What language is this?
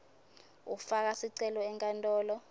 Swati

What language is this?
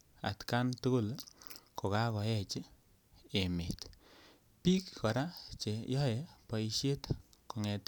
Kalenjin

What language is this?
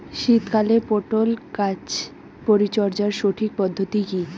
Bangla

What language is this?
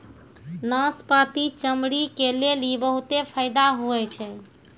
Maithili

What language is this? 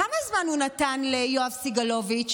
Hebrew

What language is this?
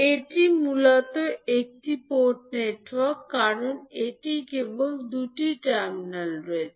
Bangla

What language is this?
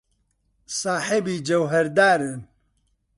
Central Kurdish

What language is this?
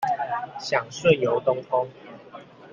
Chinese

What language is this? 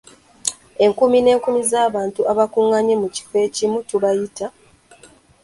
Ganda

